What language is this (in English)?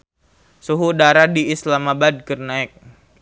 Sundanese